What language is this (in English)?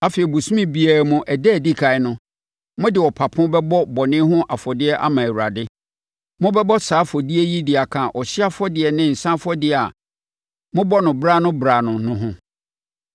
Akan